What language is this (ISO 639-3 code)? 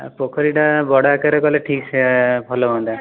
ori